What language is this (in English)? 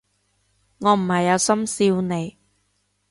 Cantonese